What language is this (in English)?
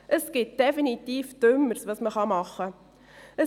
Swiss German